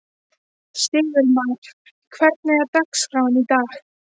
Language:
Icelandic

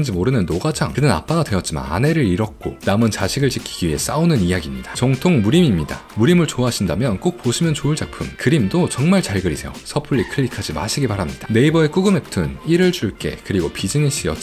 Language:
Korean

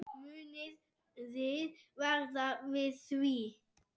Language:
Icelandic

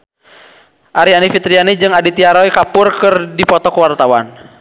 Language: Sundanese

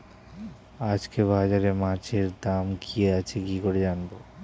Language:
Bangla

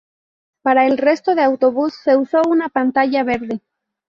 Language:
Spanish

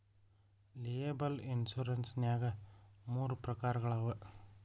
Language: Kannada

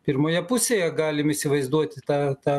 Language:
Lithuanian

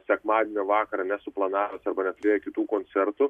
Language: Lithuanian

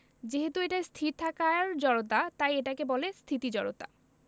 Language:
Bangla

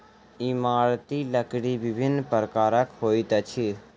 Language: Maithili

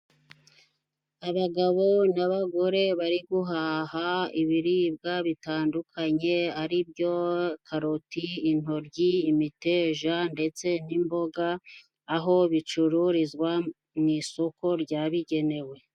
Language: Kinyarwanda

